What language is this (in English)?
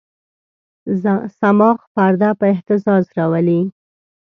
Pashto